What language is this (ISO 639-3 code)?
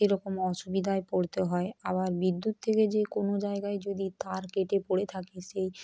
ben